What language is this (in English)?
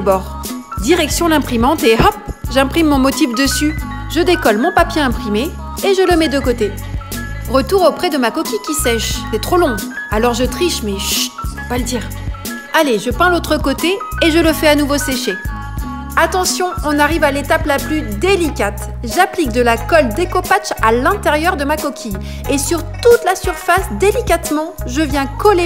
French